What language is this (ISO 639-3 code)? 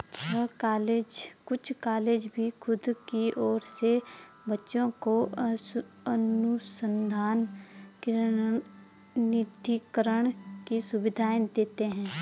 hin